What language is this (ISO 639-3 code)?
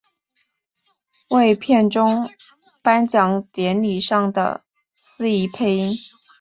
zho